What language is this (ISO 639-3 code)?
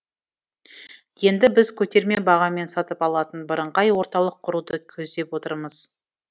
kaz